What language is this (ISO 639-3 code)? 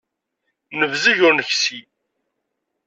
kab